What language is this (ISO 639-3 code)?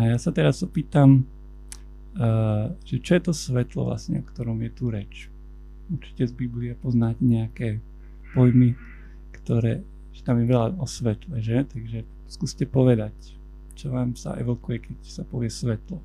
slk